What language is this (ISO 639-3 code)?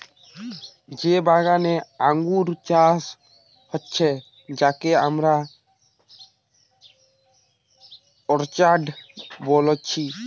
ben